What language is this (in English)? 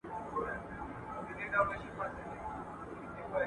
Pashto